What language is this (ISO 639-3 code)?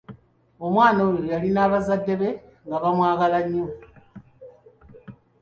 lug